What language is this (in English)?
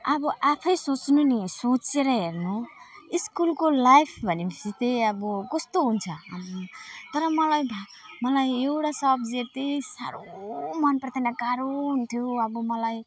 Nepali